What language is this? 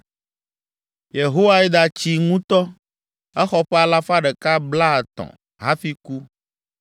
Ewe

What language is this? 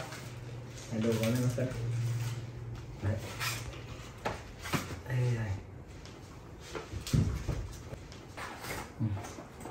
Vietnamese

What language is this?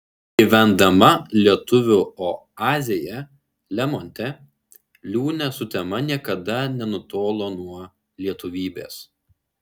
Lithuanian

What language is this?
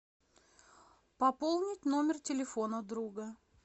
Russian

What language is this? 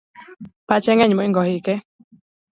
Luo (Kenya and Tanzania)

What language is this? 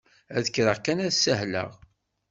Kabyle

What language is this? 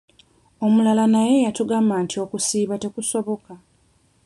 Ganda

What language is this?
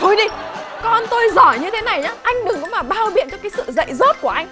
Vietnamese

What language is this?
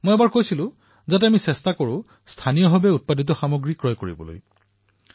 Assamese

